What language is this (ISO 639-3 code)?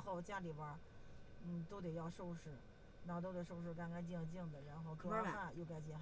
zho